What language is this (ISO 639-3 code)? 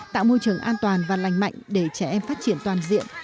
vie